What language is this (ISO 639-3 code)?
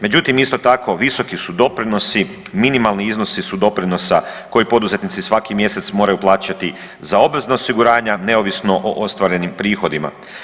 hrv